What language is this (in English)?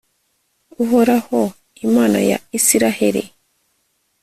Kinyarwanda